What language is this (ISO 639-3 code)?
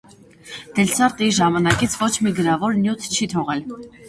hye